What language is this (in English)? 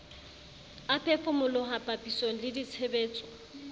Southern Sotho